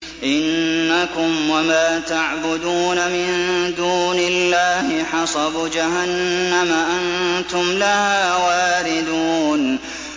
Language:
Arabic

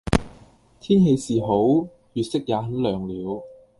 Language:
Cantonese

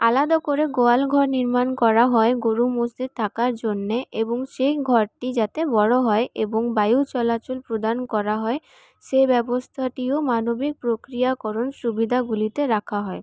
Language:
Bangla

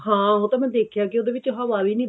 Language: Punjabi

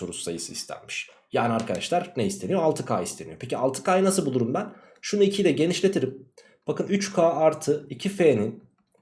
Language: Turkish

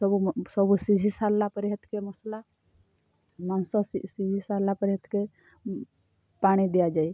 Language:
Odia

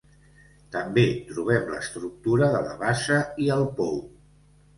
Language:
Catalan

